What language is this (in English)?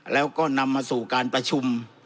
Thai